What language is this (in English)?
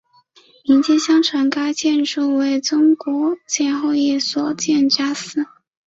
Chinese